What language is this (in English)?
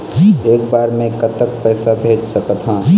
Chhattisgarhi